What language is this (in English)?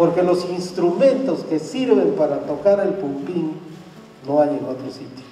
Spanish